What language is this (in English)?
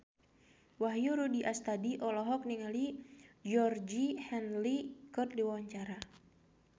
Sundanese